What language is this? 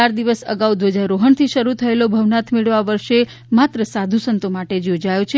Gujarati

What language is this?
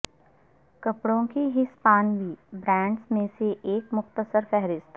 Urdu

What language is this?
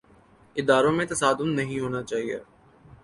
Urdu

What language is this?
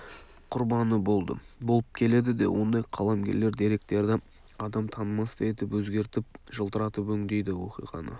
Kazakh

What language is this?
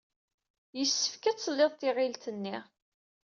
Kabyle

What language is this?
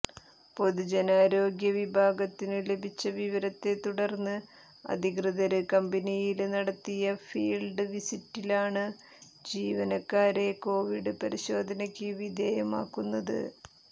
Malayalam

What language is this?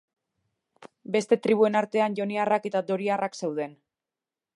Basque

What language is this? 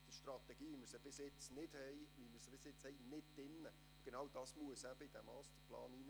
Swiss German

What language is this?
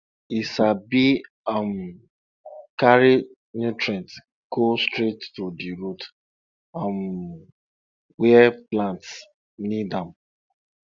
Nigerian Pidgin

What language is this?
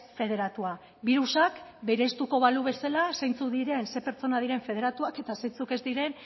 Basque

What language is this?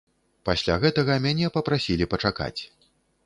Belarusian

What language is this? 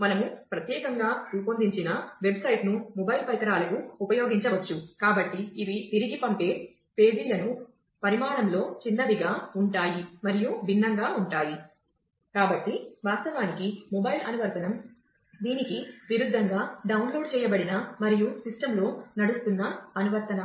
Telugu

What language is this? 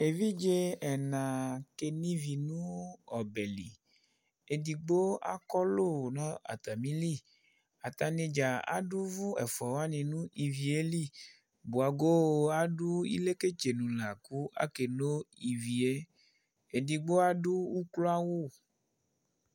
Ikposo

